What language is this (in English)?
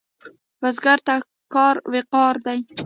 Pashto